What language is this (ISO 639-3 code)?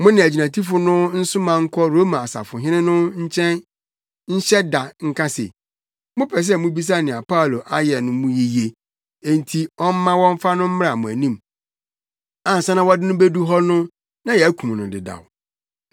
aka